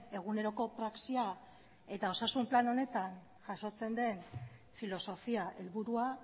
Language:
Basque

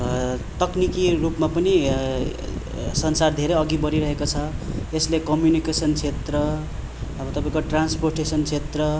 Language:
Nepali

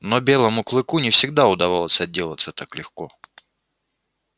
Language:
Russian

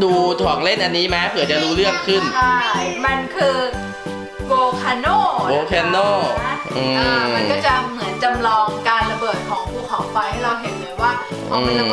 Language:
Thai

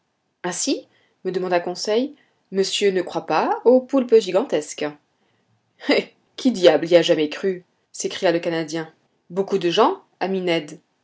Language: French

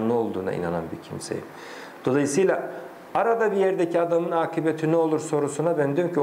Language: Turkish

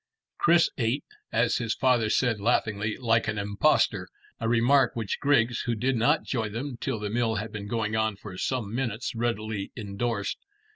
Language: English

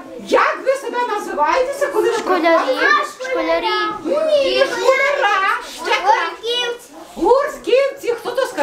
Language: Ukrainian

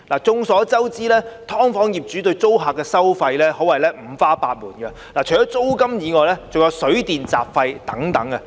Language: Cantonese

